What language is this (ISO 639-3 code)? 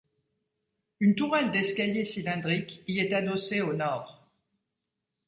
fra